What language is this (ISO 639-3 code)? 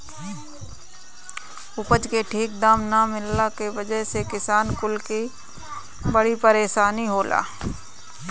bho